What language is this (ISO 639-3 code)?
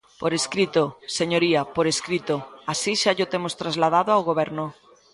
glg